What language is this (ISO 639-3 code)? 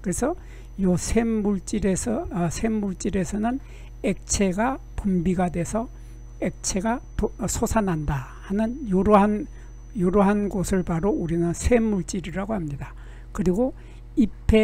kor